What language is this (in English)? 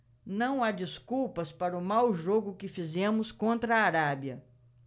Portuguese